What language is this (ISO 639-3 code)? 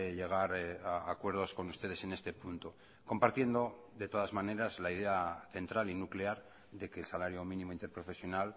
spa